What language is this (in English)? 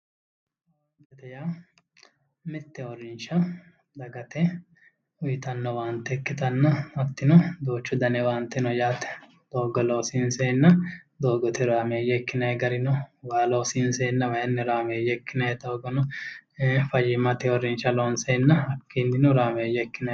Sidamo